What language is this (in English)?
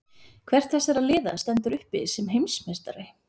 Icelandic